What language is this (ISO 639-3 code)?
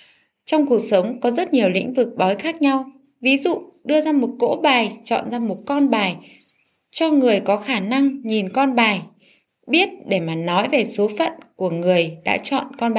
vie